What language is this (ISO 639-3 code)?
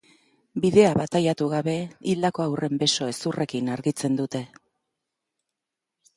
eus